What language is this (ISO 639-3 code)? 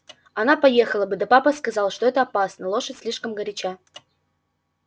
rus